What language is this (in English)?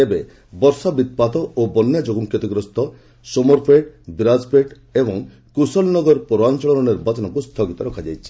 Odia